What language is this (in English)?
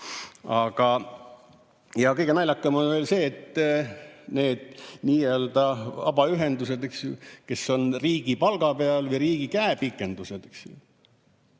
Estonian